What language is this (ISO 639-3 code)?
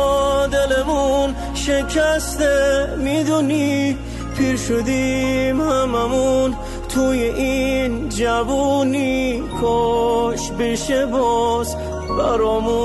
fas